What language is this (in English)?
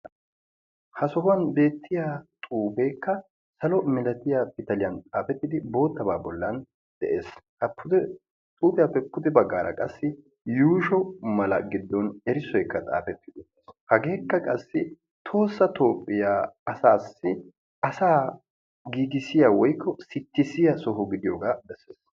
Wolaytta